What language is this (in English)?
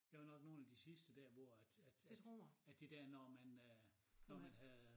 Danish